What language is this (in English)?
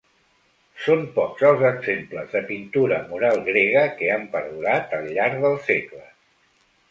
Catalan